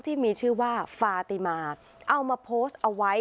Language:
Thai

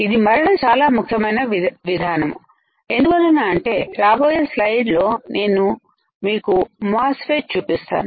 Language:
Telugu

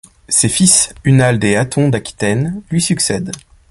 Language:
French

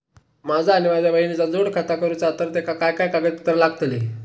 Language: Marathi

